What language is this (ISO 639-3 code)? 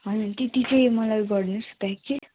nep